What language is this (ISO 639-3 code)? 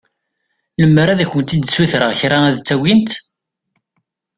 kab